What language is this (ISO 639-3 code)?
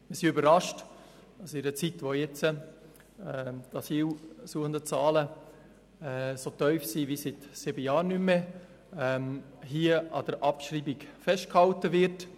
gsw